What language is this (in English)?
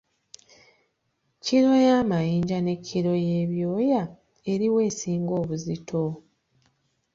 Ganda